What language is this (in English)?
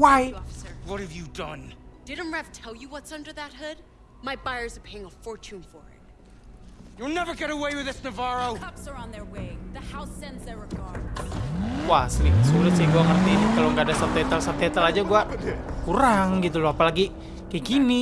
Indonesian